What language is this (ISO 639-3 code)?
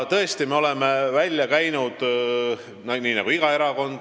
est